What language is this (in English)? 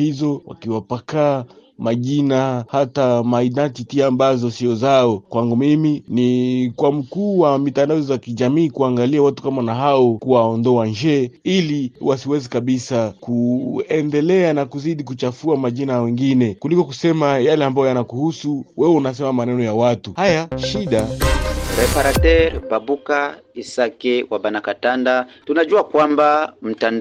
Swahili